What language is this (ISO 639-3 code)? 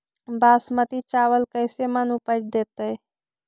mag